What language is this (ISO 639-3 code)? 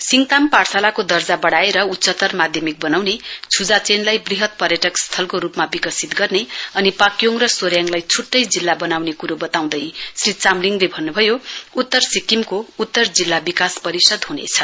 nep